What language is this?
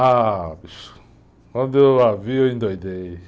Portuguese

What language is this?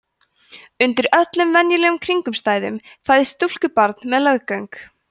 Icelandic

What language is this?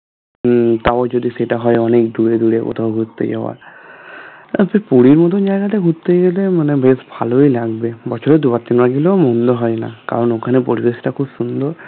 Bangla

